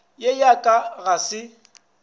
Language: Northern Sotho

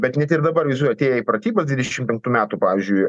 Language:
Lithuanian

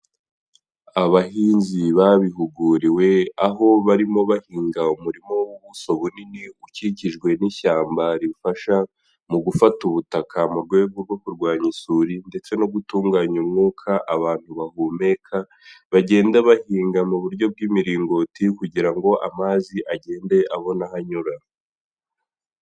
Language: Kinyarwanda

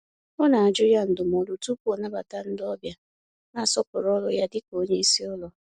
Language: Igbo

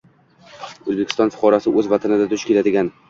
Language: Uzbek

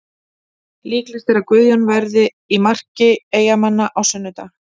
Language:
Icelandic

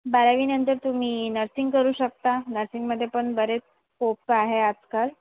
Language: Marathi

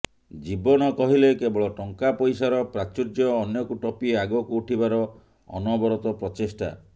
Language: Odia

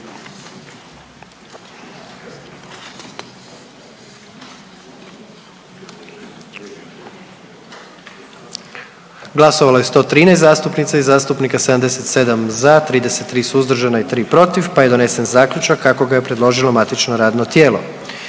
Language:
Croatian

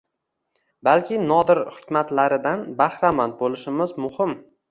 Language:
Uzbek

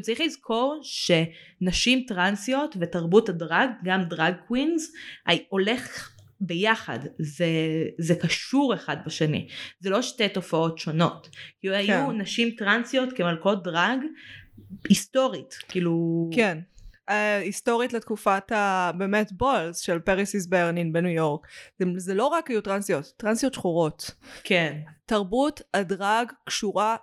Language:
Hebrew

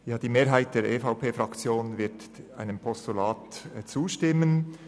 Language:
Swiss German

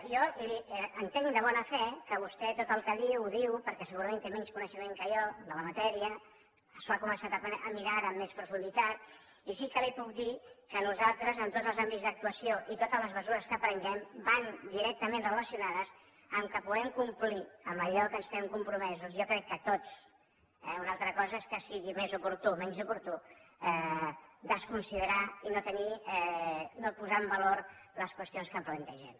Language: Catalan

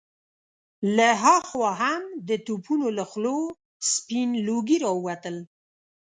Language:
Pashto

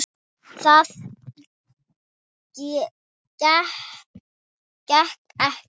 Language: Icelandic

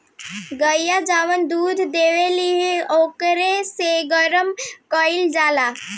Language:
Bhojpuri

